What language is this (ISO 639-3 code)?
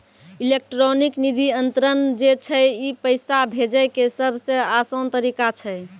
mai